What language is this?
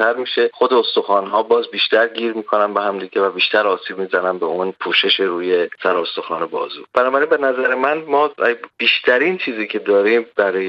Persian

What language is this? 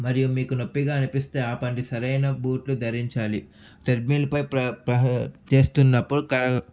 Telugu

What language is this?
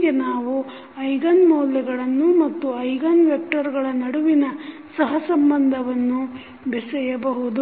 Kannada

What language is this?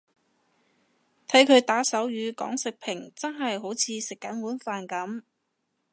Cantonese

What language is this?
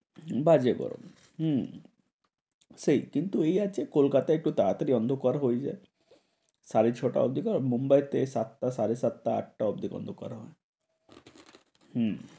Bangla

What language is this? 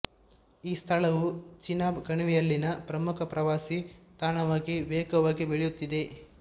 Kannada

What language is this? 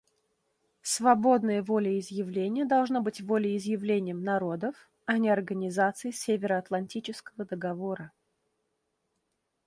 Russian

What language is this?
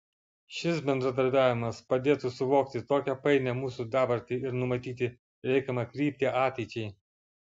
Lithuanian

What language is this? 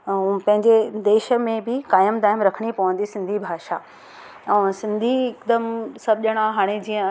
Sindhi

